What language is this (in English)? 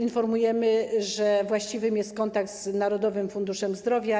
Polish